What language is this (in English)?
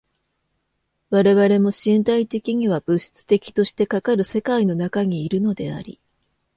Japanese